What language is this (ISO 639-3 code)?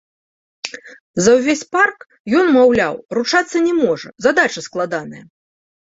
bel